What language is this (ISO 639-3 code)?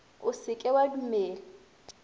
nso